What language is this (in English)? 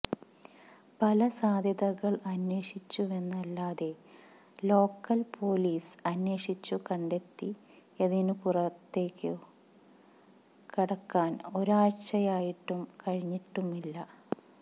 Malayalam